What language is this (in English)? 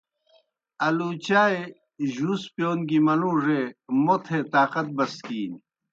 Kohistani Shina